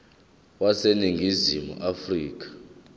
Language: Zulu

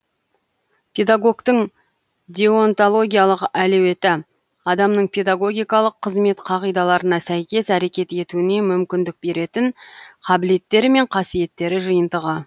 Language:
Kazakh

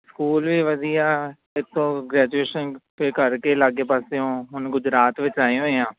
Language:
Punjabi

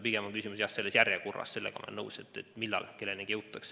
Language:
Estonian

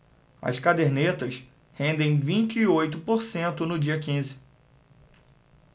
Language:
Portuguese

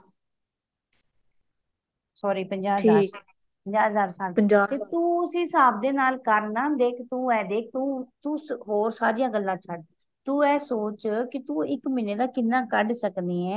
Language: Punjabi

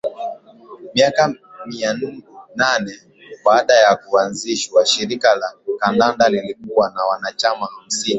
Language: Swahili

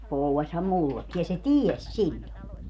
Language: Finnish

